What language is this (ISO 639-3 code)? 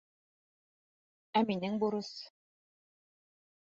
bak